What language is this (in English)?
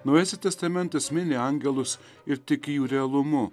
Lithuanian